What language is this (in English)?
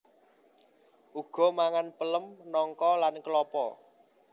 Javanese